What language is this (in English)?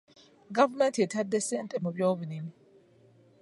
Ganda